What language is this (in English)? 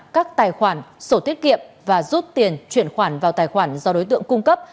Vietnamese